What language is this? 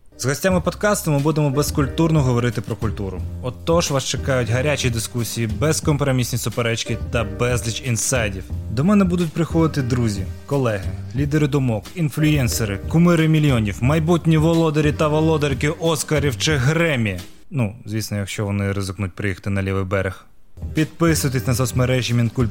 Ukrainian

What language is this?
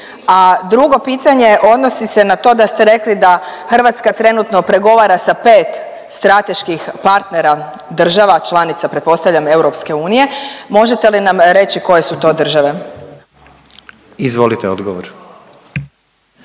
Croatian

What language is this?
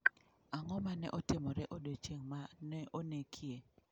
Luo (Kenya and Tanzania)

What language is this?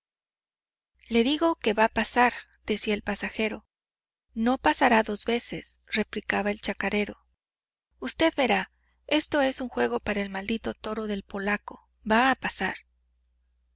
Spanish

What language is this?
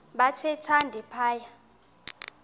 Xhosa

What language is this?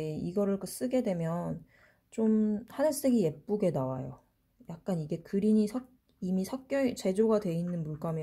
Korean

